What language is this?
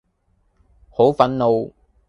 Cantonese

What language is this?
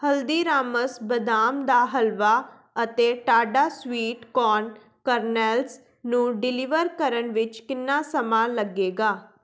Punjabi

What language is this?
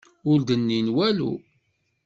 Kabyle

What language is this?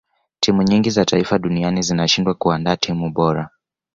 Swahili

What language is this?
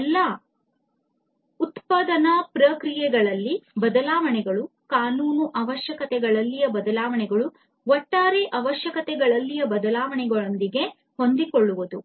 Kannada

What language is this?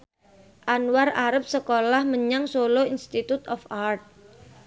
Javanese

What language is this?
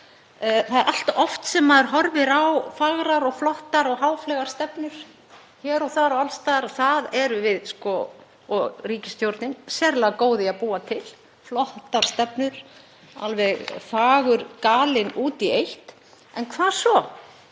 Icelandic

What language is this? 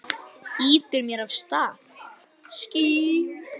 Icelandic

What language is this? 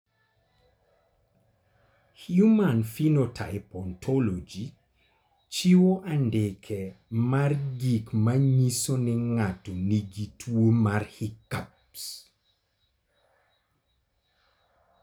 Luo (Kenya and Tanzania)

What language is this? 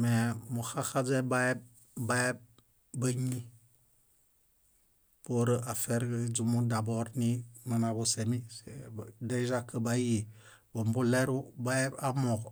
Bayot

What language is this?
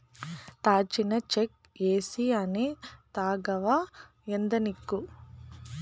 Telugu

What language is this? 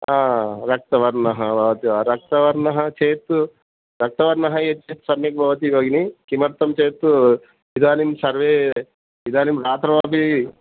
Sanskrit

